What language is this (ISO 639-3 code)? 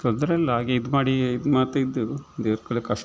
kan